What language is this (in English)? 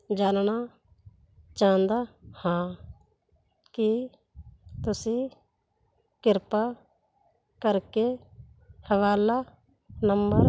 Punjabi